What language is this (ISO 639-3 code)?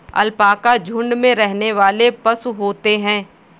hin